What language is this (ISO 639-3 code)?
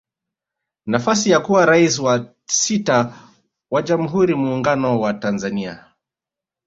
swa